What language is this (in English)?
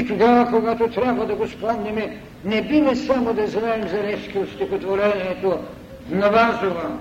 Bulgarian